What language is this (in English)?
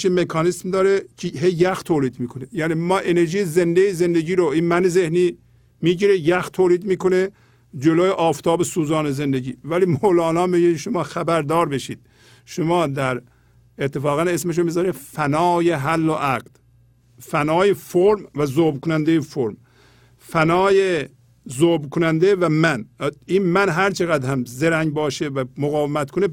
Persian